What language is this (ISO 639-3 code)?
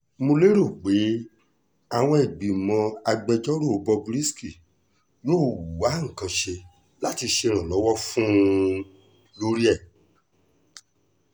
yor